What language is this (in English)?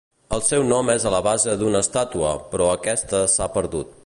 Catalan